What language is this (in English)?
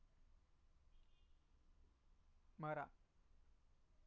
Kannada